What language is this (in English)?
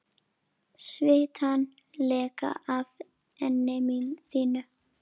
Icelandic